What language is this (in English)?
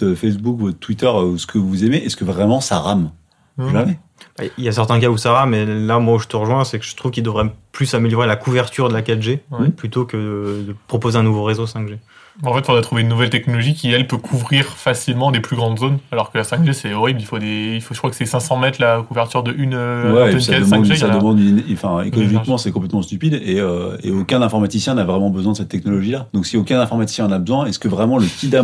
French